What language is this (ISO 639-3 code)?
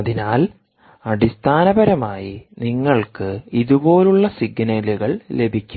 mal